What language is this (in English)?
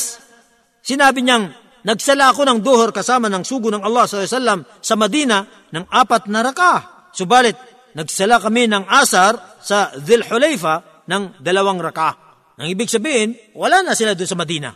Filipino